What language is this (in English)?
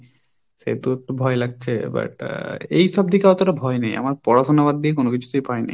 Bangla